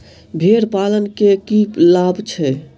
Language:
Maithili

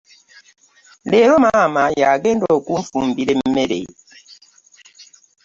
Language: Ganda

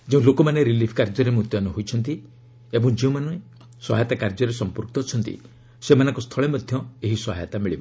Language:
Odia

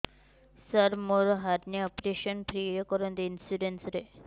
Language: Odia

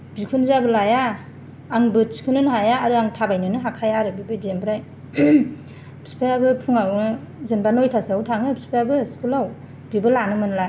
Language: Bodo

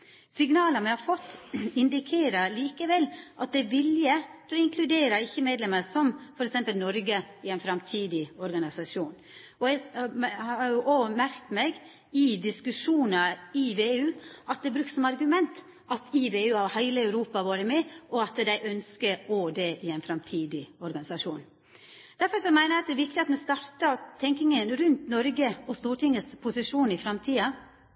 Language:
Norwegian Nynorsk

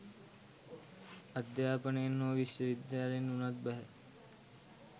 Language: Sinhala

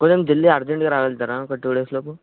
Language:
Telugu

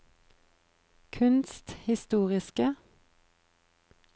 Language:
Norwegian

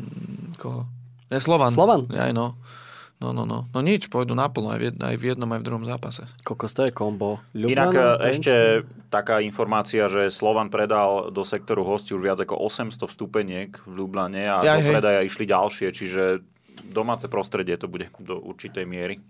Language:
Slovak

